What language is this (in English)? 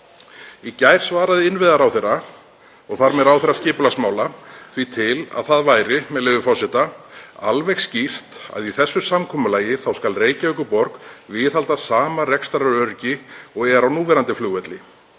Icelandic